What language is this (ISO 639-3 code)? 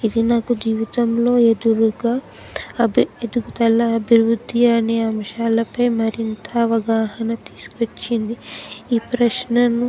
tel